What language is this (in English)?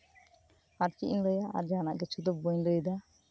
Santali